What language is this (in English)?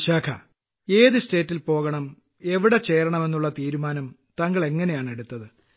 Malayalam